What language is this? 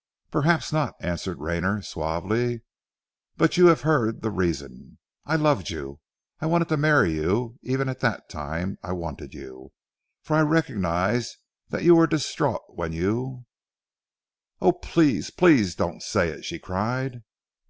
English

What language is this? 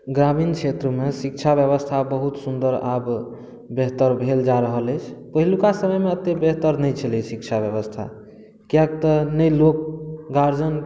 Maithili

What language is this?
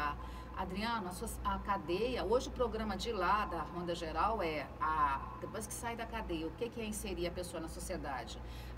Portuguese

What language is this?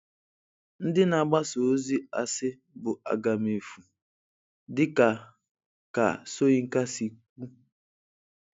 Igbo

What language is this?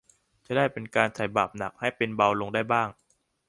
Thai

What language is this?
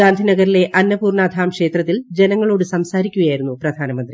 Malayalam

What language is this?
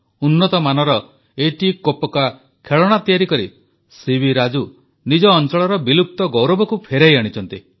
Odia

